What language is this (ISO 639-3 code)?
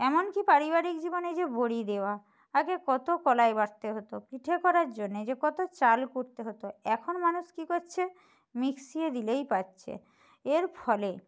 ben